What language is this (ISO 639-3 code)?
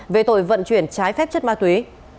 vie